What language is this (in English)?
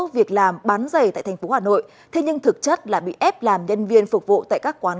Vietnamese